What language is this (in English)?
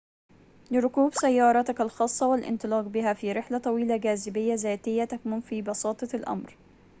Arabic